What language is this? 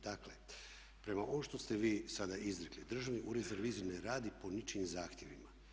Croatian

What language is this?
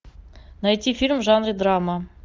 Russian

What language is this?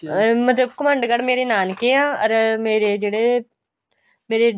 Punjabi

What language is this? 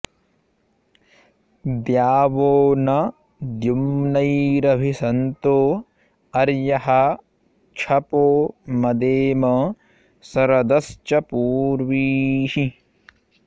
Sanskrit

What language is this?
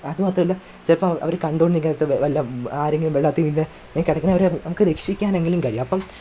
Malayalam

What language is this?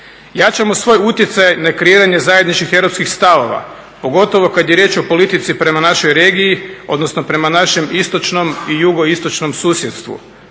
Croatian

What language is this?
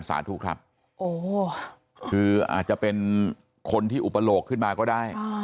Thai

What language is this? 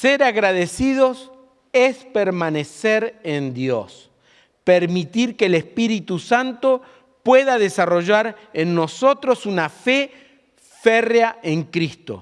Spanish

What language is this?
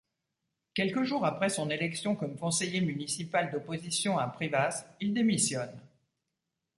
French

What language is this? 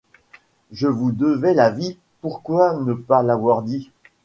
French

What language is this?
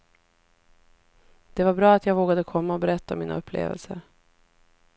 Swedish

